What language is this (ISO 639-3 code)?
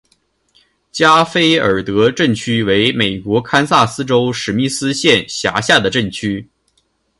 zho